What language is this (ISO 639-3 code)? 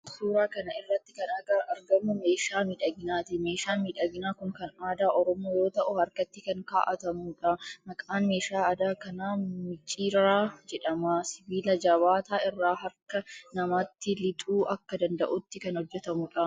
orm